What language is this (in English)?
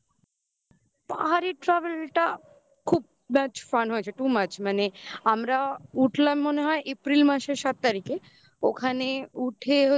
Bangla